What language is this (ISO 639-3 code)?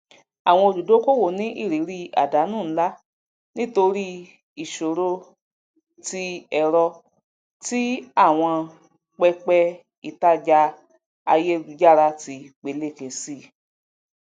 yor